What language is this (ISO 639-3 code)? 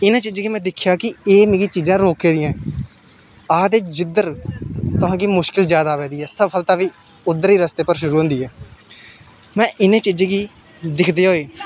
doi